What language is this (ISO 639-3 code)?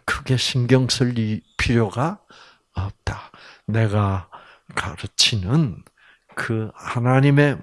kor